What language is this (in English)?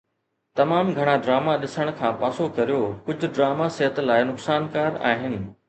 Sindhi